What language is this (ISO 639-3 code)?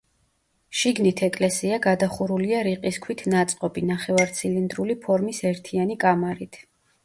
kat